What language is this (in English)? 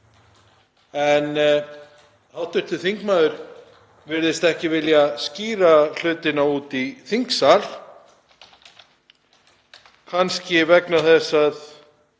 Icelandic